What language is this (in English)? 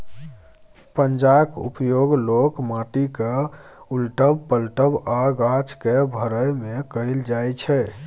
Maithili